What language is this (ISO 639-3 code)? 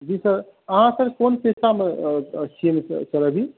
mai